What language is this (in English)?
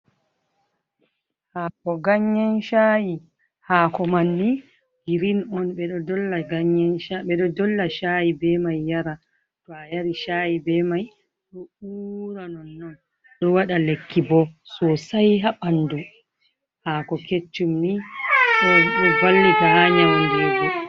Fula